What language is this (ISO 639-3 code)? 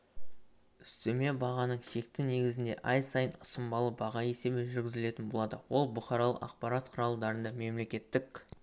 kaz